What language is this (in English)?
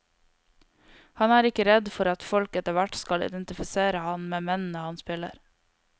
Norwegian